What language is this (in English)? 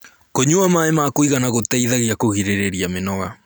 Kikuyu